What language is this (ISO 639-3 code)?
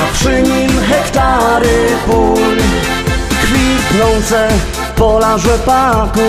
pol